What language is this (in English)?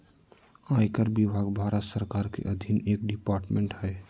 Magahi